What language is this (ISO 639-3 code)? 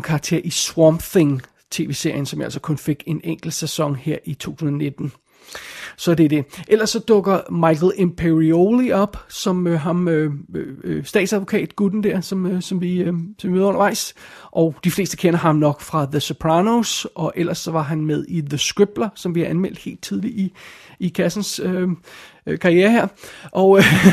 dan